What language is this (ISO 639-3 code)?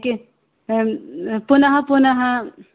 san